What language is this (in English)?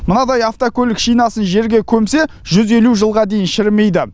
Kazakh